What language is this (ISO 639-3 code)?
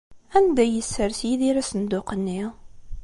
kab